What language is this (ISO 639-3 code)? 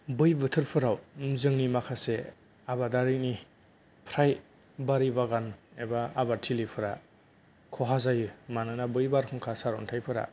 brx